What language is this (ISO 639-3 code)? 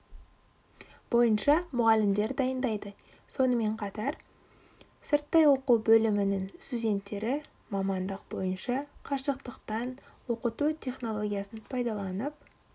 kaz